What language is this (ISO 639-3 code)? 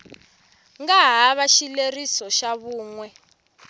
tso